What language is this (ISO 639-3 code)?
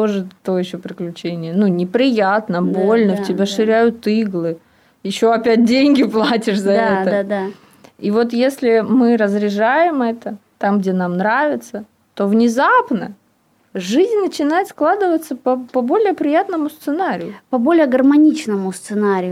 rus